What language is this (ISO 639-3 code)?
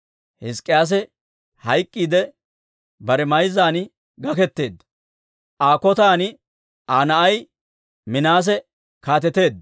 dwr